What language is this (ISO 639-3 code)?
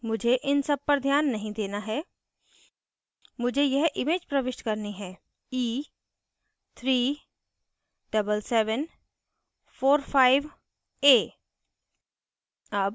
hin